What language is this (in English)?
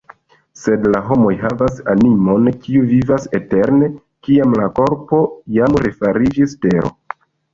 Esperanto